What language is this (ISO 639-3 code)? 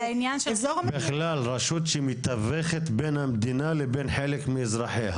heb